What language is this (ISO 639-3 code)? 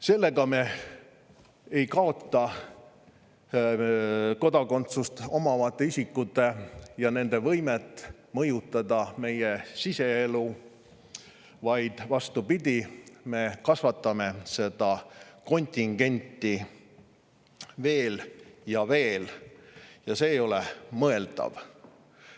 est